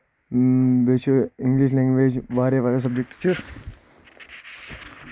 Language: Kashmiri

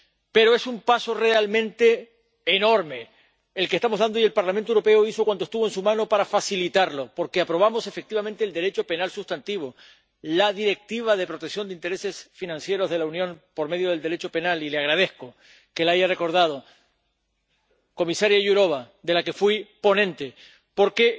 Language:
Spanish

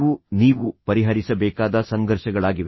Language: Kannada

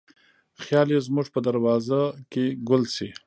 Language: Pashto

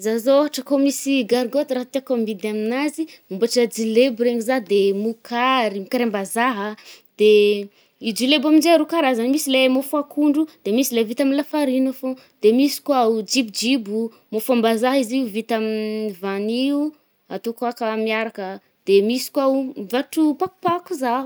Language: Northern Betsimisaraka Malagasy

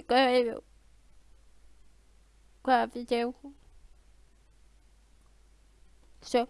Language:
Russian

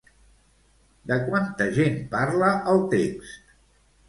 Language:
Catalan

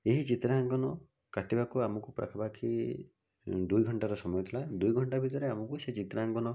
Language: Odia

